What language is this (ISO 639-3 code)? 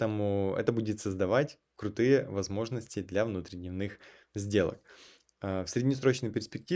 rus